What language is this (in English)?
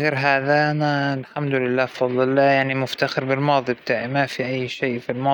Hijazi Arabic